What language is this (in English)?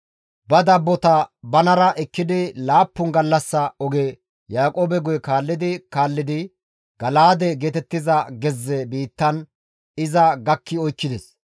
Gamo